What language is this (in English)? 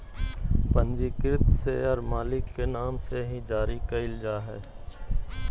Magahi